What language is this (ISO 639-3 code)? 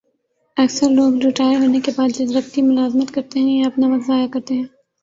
urd